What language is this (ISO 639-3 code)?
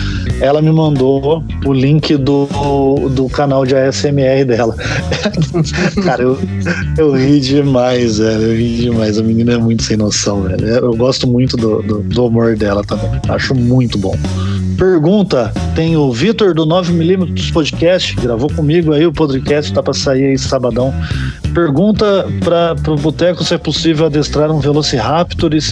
por